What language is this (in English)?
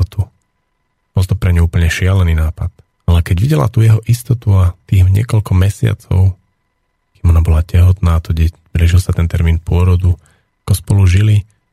Slovak